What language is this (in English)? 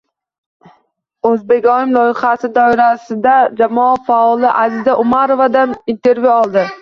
Uzbek